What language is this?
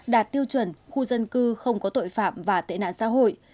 Vietnamese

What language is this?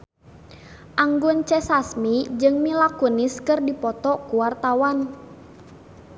Sundanese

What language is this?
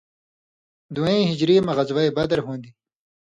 Indus Kohistani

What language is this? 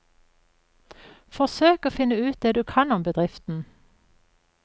Norwegian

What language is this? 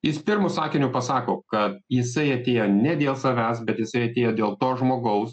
Lithuanian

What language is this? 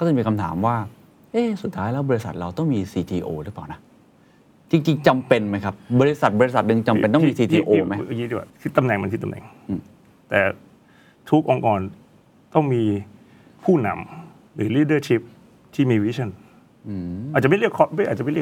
Thai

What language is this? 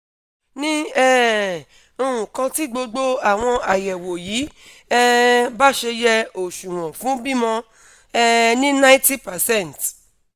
Yoruba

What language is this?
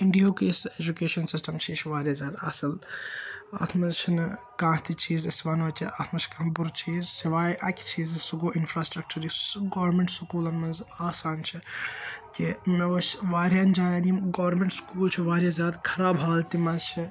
Kashmiri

